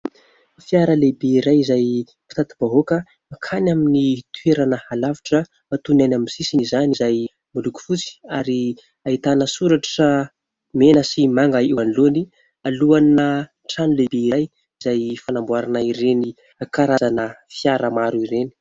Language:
Malagasy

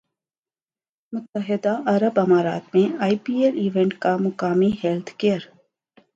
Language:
Urdu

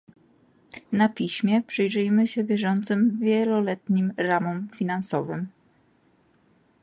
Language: Polish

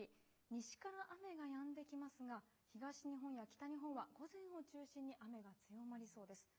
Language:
Japanese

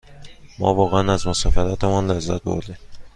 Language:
Persian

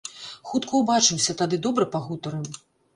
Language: Belarusian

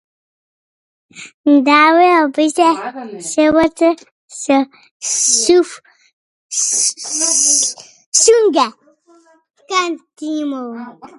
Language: Macedonian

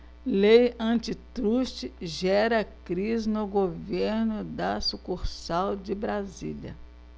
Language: Portuguese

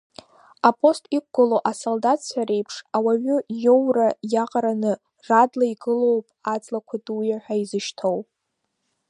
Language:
Abkhazian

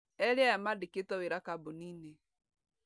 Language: Kikuyu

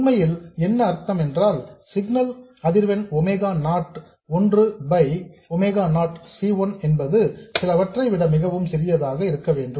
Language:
Tamil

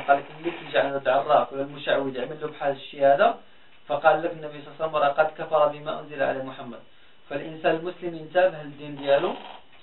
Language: Arabic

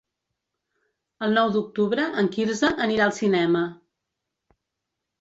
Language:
Catalan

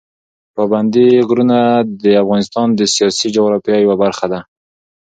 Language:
Pashto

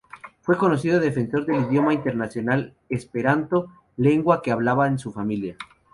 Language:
Spanish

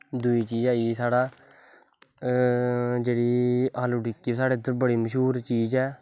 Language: Dogri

